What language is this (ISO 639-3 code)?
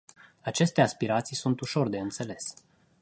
ron